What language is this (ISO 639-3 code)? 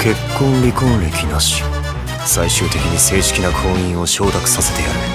jpn